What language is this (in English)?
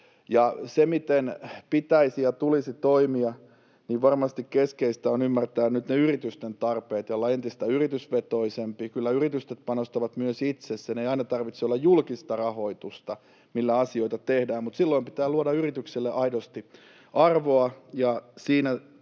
Finnish